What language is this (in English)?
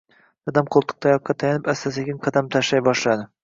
Uzbek